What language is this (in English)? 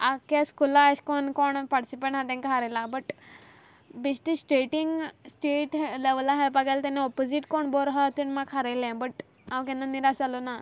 Konkani